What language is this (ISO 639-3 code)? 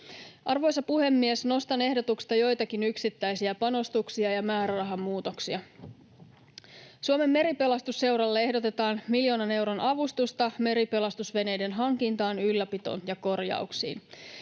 fin